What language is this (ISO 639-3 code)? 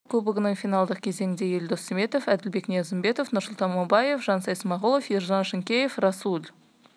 kaz